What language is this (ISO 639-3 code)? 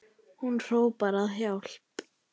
isl